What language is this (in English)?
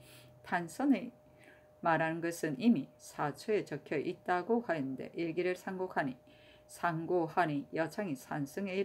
Korean